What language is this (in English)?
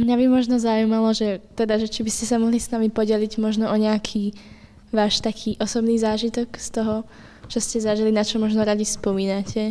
Slovak